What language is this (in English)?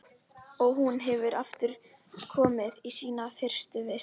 Icelandic